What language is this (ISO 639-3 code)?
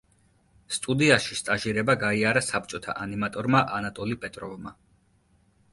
kat